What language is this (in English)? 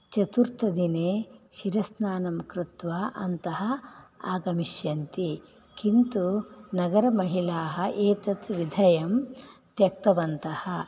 Sanskrit